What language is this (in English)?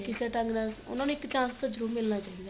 Punjabi